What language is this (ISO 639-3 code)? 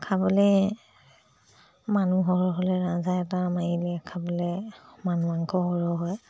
asm